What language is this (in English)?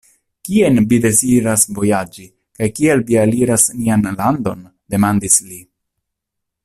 Esperanto